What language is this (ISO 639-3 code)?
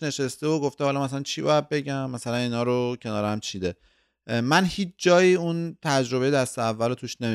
fas